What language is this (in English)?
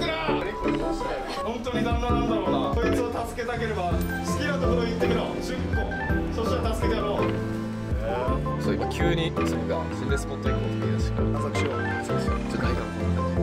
Japanese